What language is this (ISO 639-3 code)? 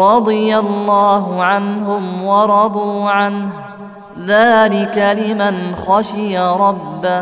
ara